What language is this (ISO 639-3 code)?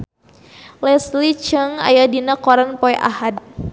sun